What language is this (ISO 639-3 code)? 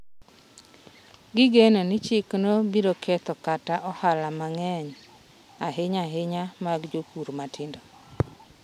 luo